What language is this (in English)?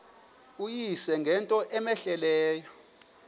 Xhosa